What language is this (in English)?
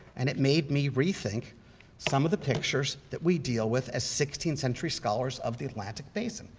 English